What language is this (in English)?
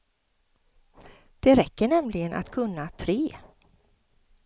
Swedish